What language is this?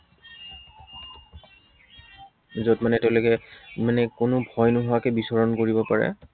Assamese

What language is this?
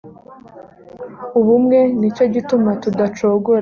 Kinyarwanda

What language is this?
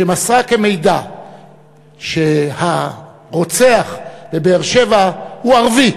Hebrew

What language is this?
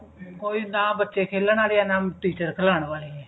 Punjabi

